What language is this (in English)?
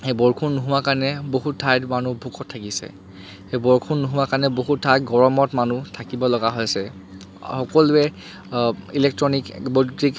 Assamese